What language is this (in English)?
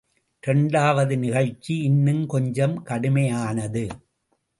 Tamil